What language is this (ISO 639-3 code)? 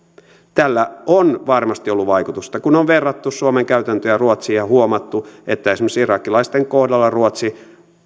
fin